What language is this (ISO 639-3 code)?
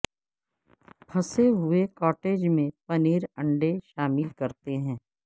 urd